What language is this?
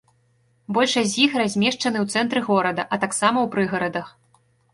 Belarusian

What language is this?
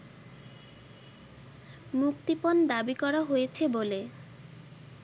Bangla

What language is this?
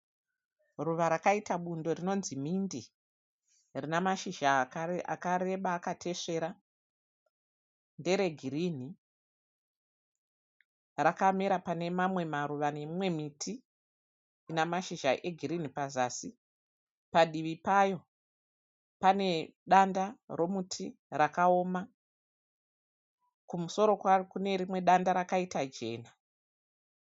Shona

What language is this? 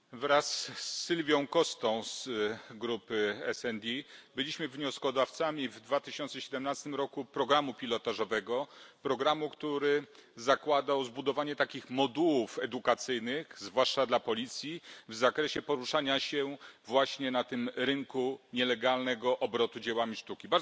Polish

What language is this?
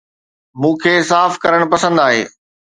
Sindhi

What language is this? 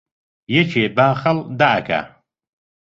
Central Kurdish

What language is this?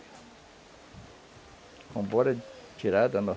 Portuguese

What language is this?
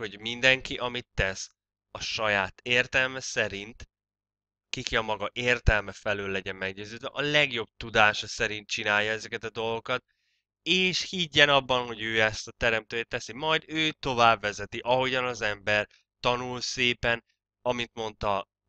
Hungarian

